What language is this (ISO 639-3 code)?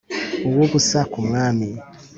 kin